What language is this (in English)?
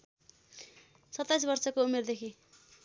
Nepali